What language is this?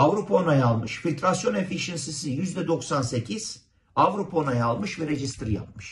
Turkish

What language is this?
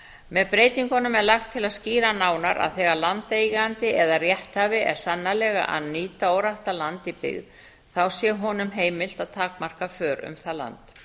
Icelandic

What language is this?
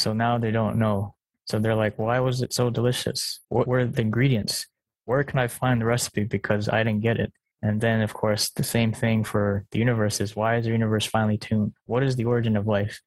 English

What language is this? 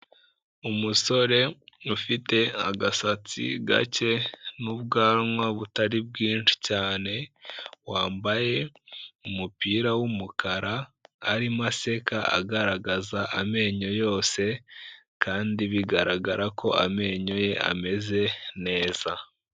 Kinyarwanda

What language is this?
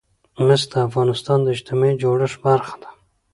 Pashto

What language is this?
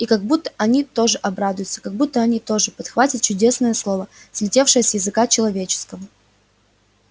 Russian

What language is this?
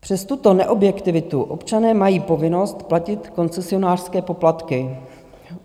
Czech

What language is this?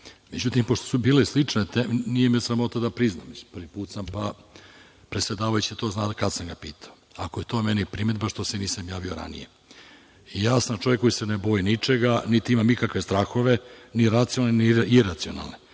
Serbian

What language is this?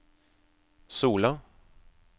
Norwegian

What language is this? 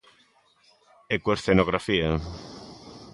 Galician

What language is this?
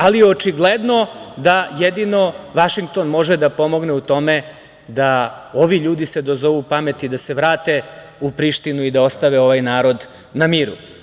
Serbian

